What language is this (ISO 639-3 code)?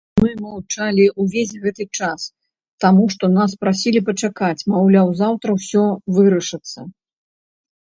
bel